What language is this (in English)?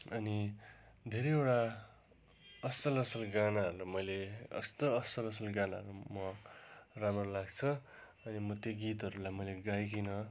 Nepali